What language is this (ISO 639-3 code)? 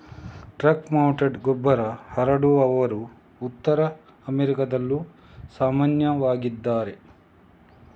kan